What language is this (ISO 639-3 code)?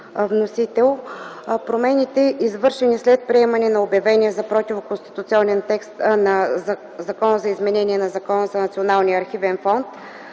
bul